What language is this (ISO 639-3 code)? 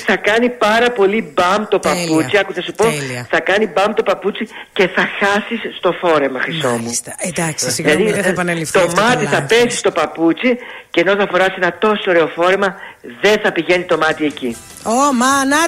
ell